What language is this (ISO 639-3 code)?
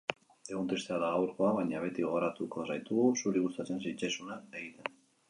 eus